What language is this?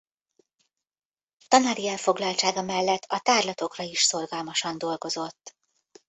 Hungarian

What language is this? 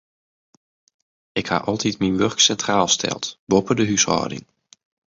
Western Frisian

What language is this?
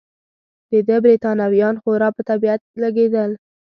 Pashto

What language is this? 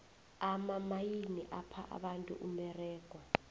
South Ndebele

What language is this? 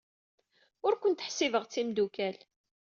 Kabyle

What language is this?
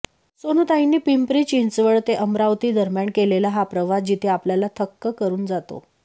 Marathi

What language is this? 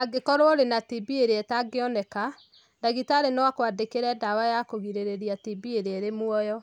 Kikuyu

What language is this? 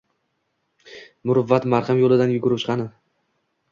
Uzbek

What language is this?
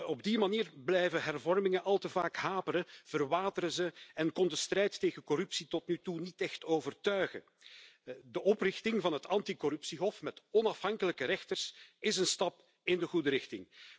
Dutch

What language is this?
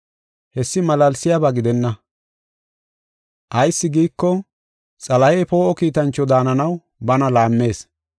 Gofa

